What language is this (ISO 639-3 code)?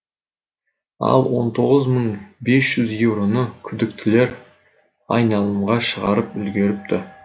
kaz